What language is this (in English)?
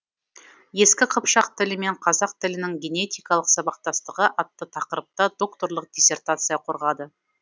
Kazakh